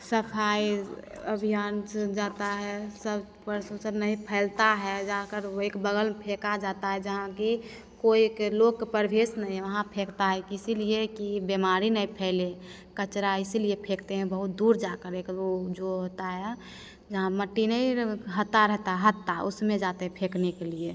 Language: Hindi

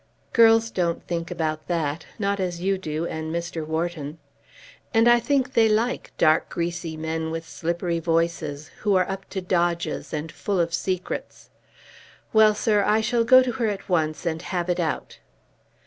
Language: English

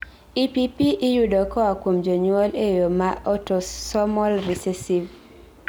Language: Luo (Kenya and Tanzania)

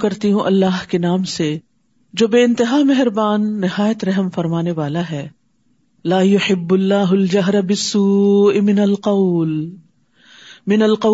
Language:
Urdu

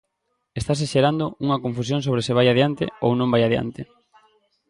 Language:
Galician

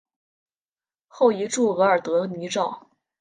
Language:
Chinese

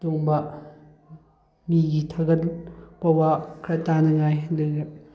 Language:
Manipuri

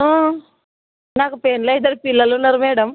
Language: Telugu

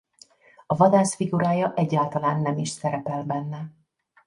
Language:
Hungarian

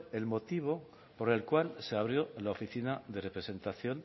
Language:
Spanish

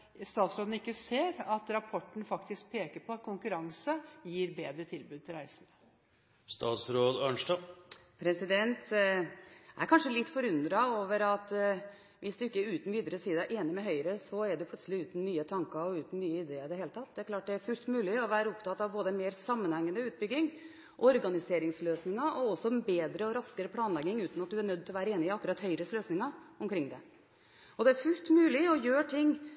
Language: Norwegian Bokmål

